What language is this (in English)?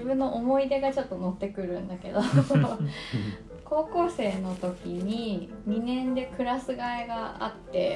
Japanese